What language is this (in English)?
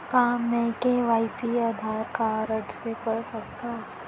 Chhattisgarhi